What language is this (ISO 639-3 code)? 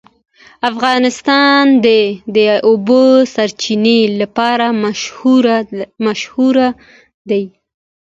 pus